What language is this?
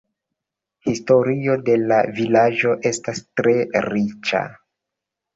Esperanto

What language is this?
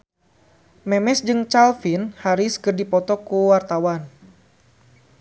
Sundanese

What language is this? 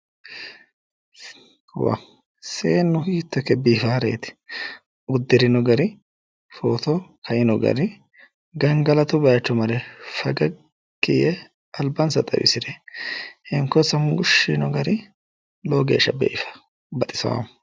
Sidamo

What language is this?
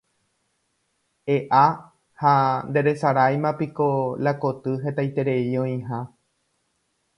Guarani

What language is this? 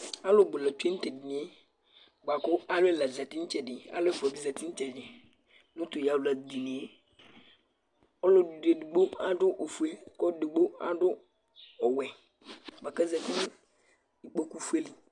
Ikposo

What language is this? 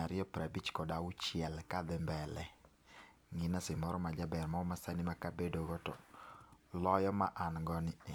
Luo (Kenya and Tanzania)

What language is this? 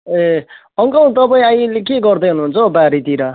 Nepali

